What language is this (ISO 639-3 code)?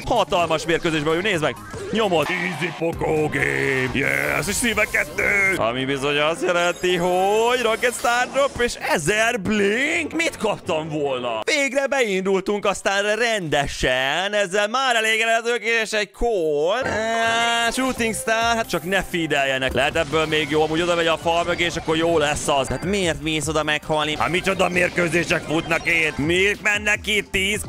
hun